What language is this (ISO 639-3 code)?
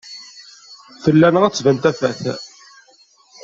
kab